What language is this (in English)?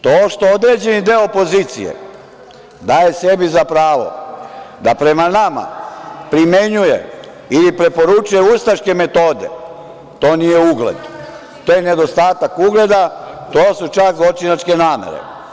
Serbian